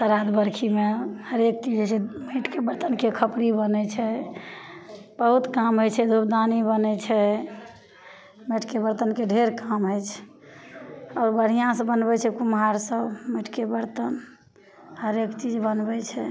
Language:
Maithili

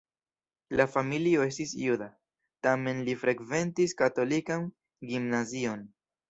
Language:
Esperanto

